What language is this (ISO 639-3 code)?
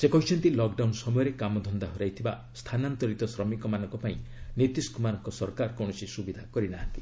ori